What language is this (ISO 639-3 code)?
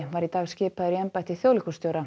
isl